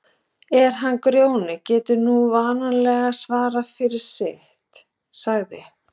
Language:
Icelandic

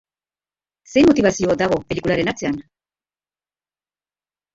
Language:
Basque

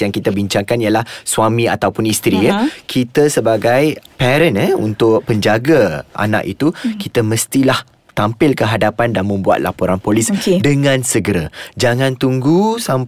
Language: Malay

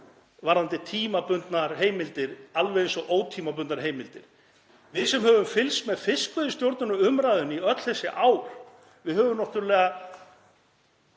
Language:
Icelandic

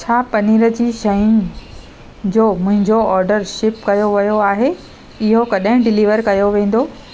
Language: Sindhi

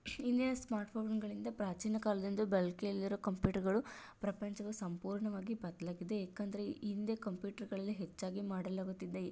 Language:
Kannada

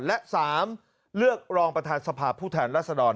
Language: Thai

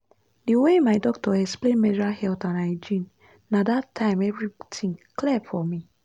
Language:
Nigerian Pidgin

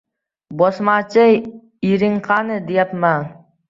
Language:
Uzbek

